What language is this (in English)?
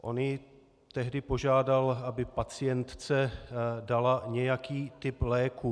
Czech